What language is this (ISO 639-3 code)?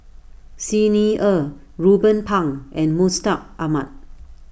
eng